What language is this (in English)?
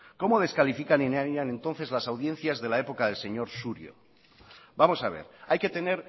Spanish